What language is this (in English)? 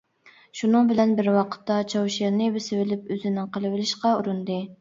Uyghur